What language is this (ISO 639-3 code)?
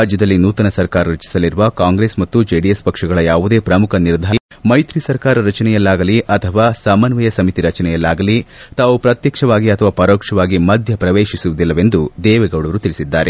kan